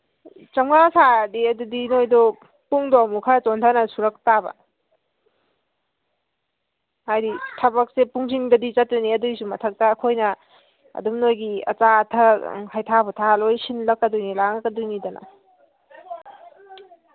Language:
Manipuri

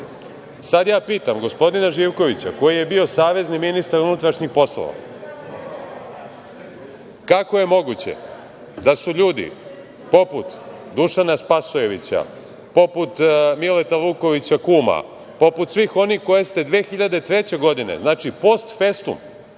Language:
Serbian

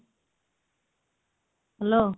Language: Odia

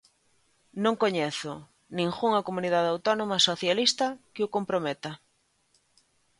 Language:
Galician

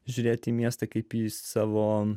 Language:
Lithuanian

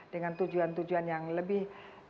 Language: Indonesian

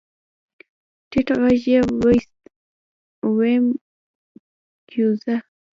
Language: Pashto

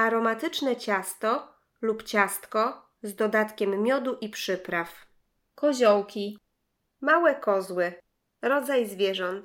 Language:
Polish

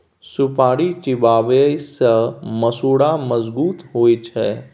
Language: Maithili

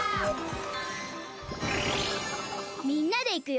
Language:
Japanese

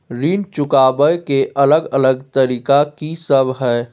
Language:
Maithili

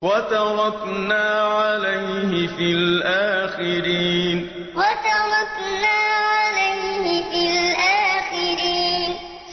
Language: Arabic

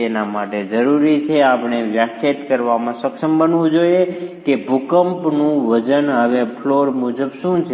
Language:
Gujarati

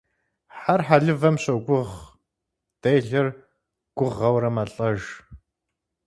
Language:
Kabardian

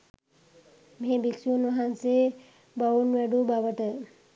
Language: Sinhala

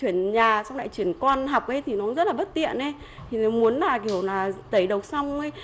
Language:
Vietnamese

